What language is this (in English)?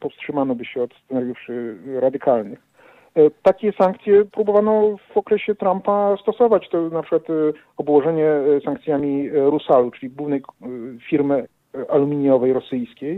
Polish